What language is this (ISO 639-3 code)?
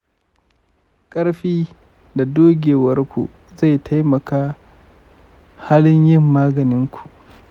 hau